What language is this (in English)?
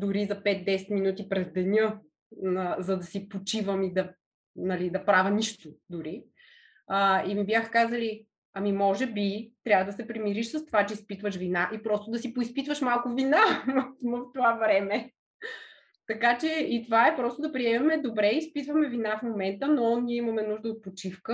Bulgarian